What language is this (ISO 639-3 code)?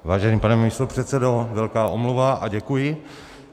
ces